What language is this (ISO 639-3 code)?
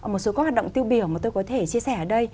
vie